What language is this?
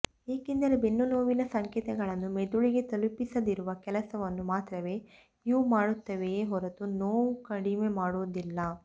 Kannada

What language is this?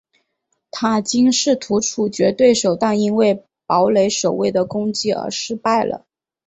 Chinese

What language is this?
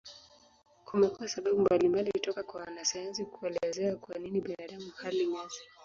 Swahili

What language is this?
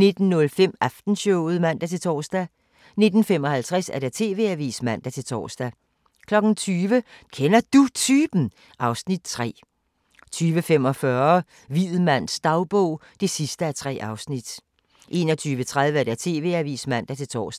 Danish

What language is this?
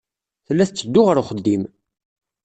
Kabyle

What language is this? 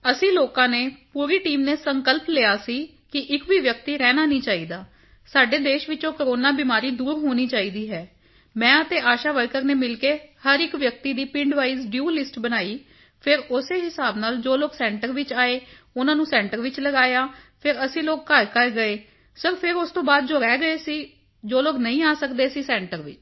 Punjabi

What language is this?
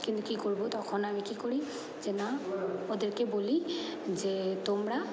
Bangla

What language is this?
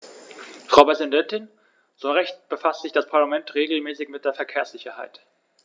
German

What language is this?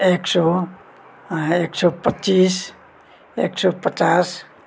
Nepali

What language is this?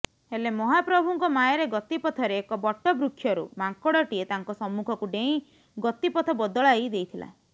Odia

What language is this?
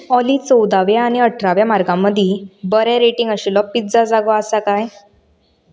Konkani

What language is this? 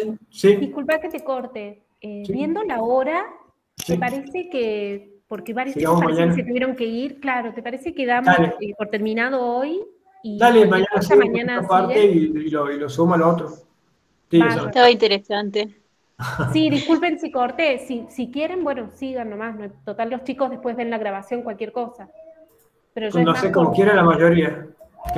Spanish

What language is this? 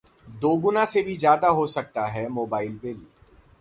Hindi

